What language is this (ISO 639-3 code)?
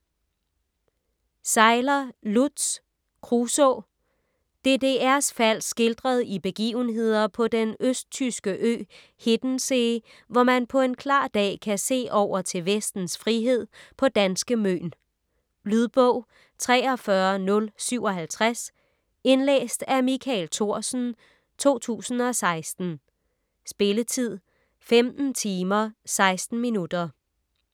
dan